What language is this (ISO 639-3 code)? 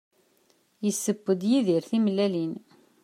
kab